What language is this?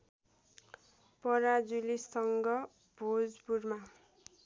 Nepali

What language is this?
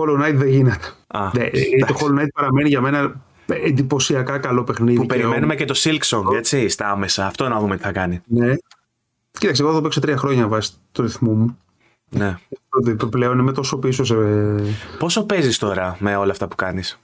Greek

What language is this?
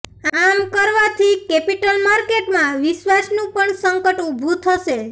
Gujarati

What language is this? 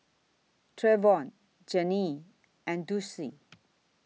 English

